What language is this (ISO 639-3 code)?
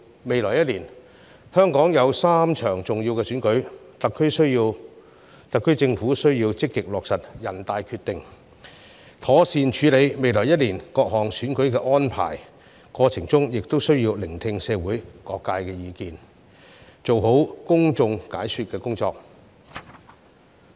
yue